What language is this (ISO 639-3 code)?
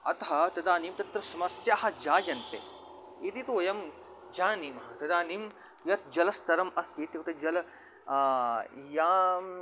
san